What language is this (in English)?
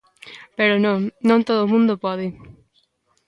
Galician